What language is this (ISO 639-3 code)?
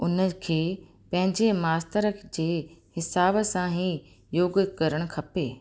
snd